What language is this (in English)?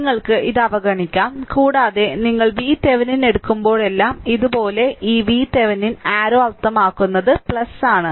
Malayalam